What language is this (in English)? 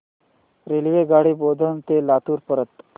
Marathi